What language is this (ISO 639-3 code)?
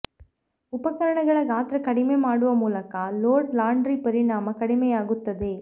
kan